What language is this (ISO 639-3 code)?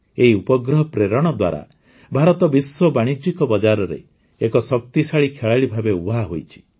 ori